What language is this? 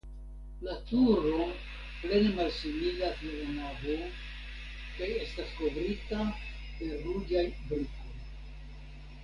Esperanto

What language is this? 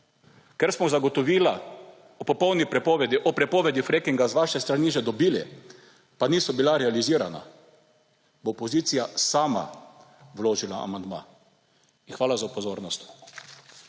Slovenian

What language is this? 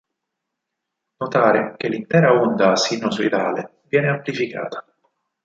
Italian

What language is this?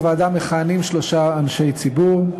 Hebrew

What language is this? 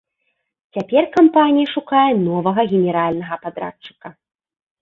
Belarusian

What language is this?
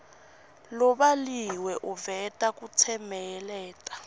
Swati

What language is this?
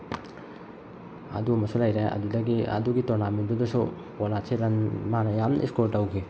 Manipuri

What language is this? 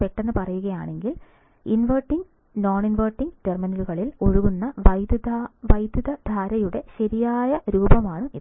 Malayalam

